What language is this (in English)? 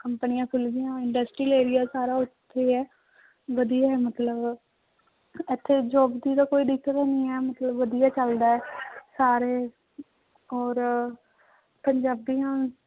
Punjabi